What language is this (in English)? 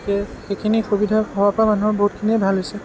Assamese